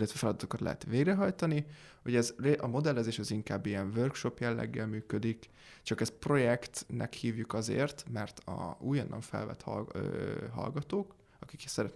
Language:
Hungarian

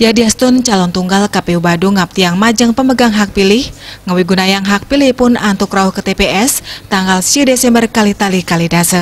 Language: Indonesian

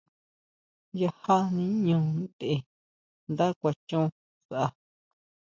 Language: Huautla Mazatec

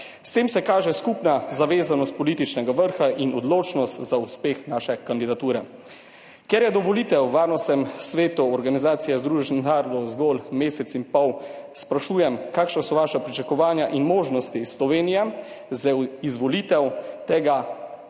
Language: Slovenian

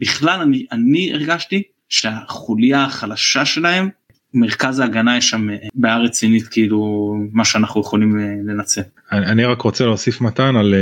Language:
Hebrew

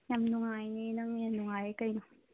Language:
Manipuri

